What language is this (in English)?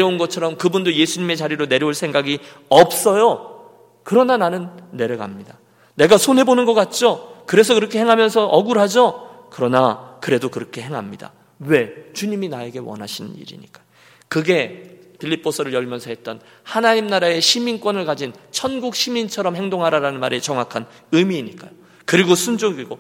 Korean